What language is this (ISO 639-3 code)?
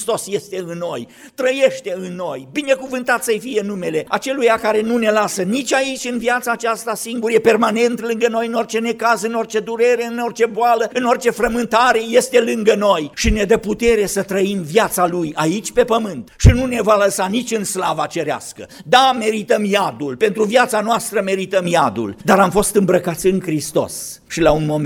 ron